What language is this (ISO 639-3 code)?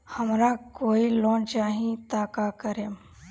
bho